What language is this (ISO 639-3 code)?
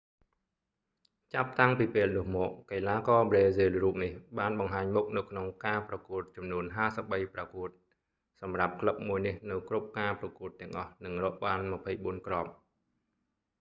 khm